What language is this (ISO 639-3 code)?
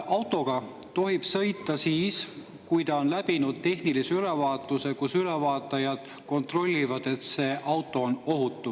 est